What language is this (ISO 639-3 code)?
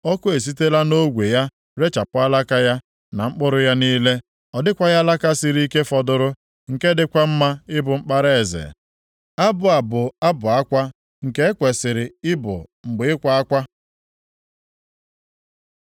ibo